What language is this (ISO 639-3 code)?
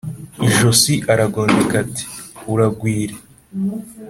kin